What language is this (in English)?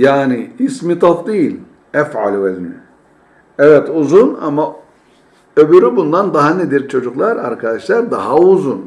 Turkish